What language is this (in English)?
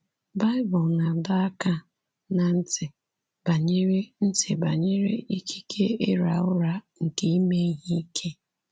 Igbo